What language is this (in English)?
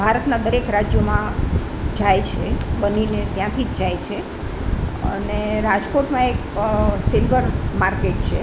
Gujarati